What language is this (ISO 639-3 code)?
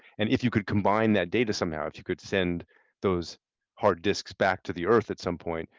eng